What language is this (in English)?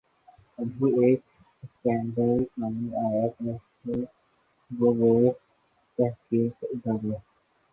Urdu